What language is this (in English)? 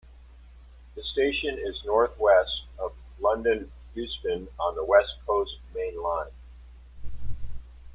English